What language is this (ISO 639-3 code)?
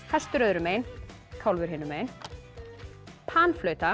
isl